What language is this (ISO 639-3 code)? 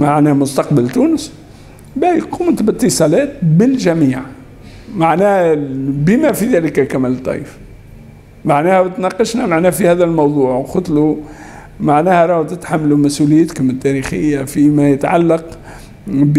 ara